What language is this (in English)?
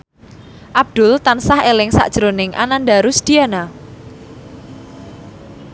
Javanese